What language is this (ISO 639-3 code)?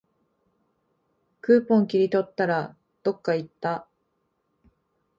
jpn